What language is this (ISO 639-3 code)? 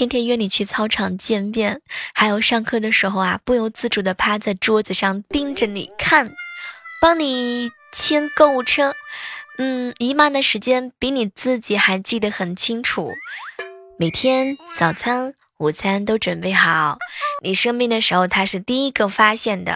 zho